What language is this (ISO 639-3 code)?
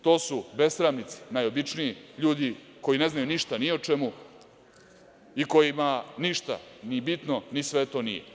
srp